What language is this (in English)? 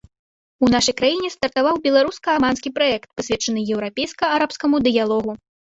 Belarusian